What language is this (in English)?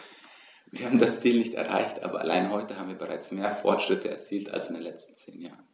German